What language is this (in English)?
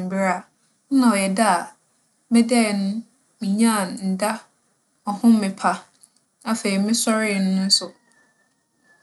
Akan